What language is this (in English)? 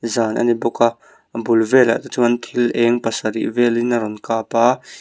Mizo